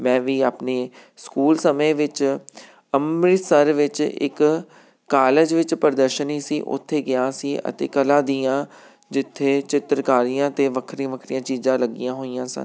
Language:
Punjabi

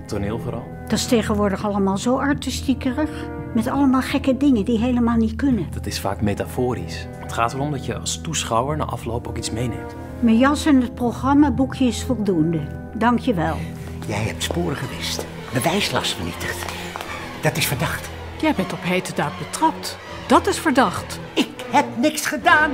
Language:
Dutch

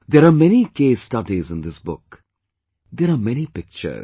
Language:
English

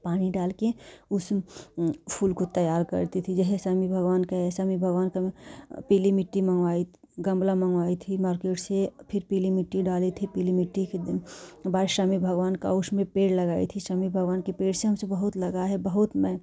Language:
Hindi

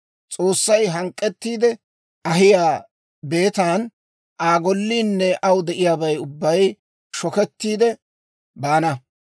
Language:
Dawro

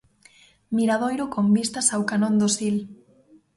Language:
Galician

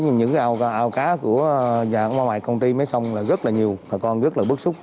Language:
Vietnamese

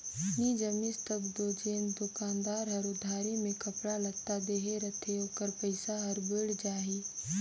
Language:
Chhattisgarhi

